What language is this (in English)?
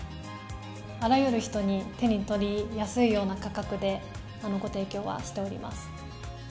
Japanese